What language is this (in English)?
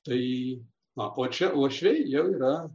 Lithuanian